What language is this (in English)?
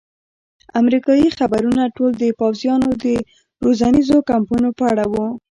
Pashto